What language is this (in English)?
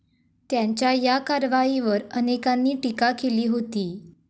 Marathi